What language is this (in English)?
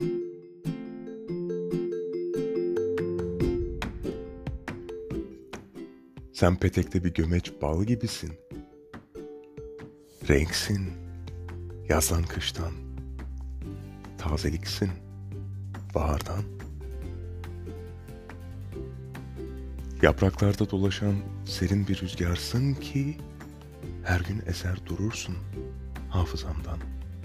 Turkish